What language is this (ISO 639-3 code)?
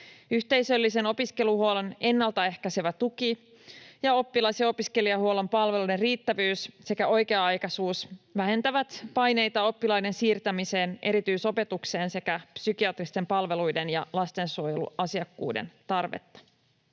fin